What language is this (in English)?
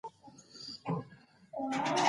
Pashto